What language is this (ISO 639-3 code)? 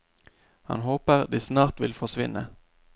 nor